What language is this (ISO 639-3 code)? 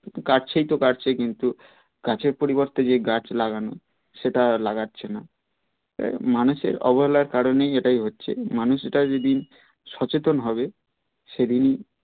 ben